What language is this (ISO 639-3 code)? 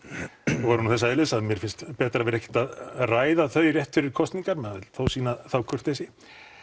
isl